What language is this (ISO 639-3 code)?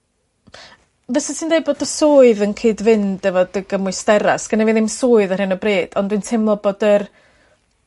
cym